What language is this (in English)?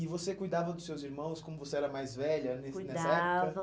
Portuguese